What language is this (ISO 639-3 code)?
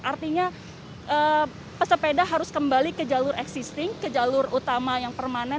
ind